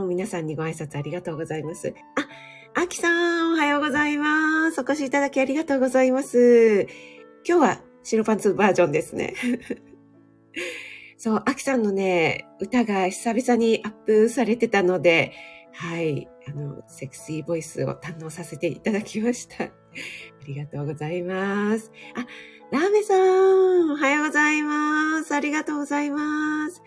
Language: Japanese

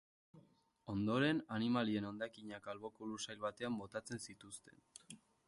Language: Basque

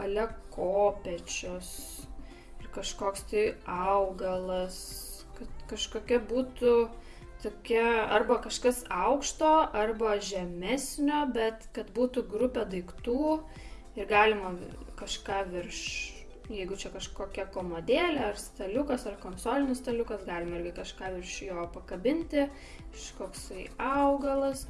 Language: Lithuanian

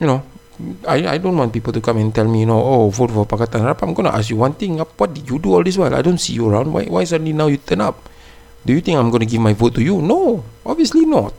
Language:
Malay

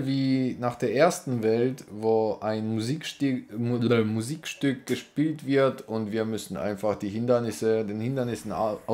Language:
German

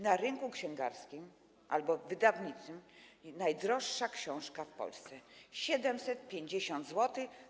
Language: Polish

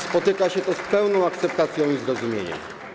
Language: Polish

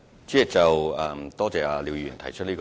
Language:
Cantonese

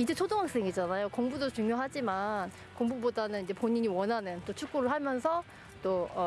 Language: Korean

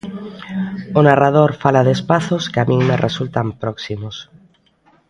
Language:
Galician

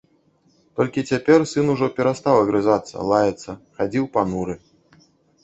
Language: Belarusian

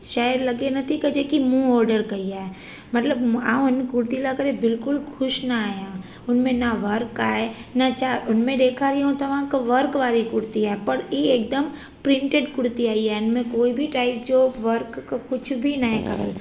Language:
Sindhi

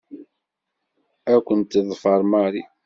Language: Kabyle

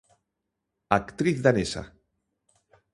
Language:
Galician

